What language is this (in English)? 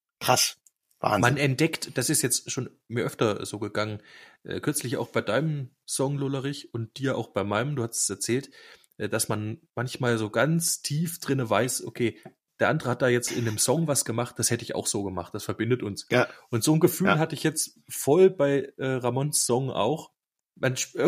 German